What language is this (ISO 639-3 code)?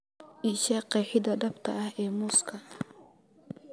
som